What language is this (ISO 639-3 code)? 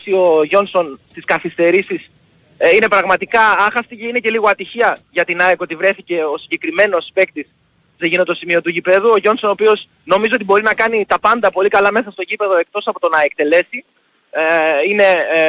ell